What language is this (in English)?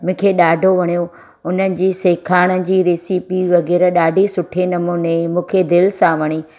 Sindhi